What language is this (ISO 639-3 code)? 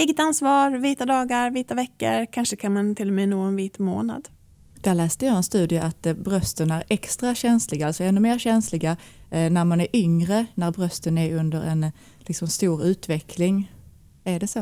swe